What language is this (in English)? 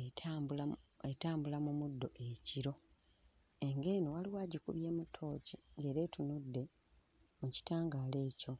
Ganda